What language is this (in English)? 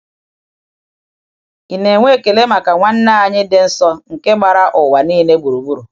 Igbo